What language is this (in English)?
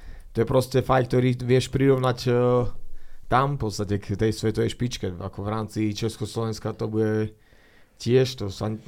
Slovak